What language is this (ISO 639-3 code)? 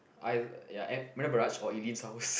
eng